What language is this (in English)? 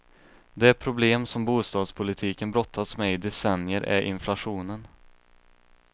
Swedish